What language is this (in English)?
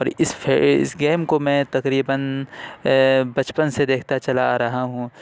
Urdu